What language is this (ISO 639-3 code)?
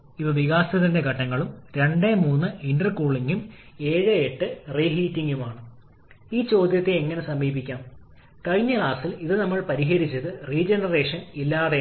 mal